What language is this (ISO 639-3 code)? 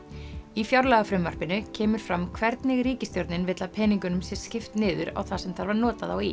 isl